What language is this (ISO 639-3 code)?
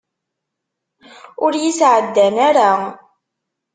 kab